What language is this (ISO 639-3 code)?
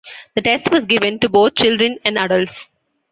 eng